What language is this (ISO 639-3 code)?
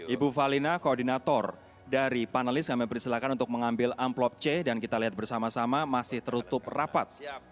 ind